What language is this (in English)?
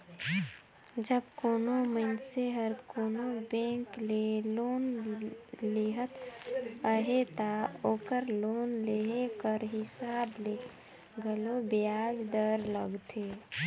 Chhattisgarhi